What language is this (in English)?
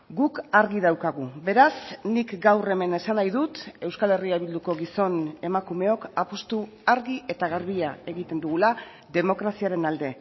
Basque